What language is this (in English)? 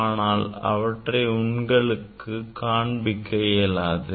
Tamil